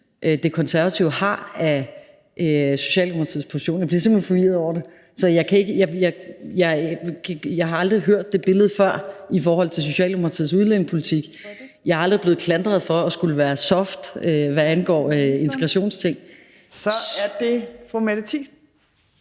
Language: Danish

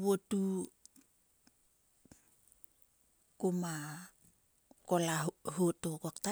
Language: Sulka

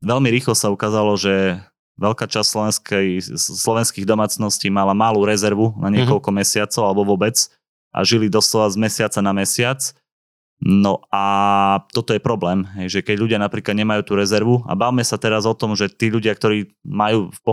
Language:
Slovak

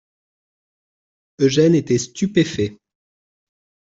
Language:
French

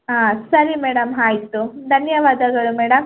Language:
Kannada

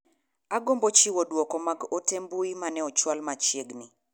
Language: Luo (Kenya and Tanzania)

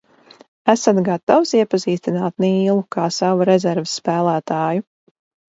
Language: Latvian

